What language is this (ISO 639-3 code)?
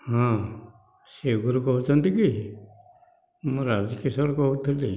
ori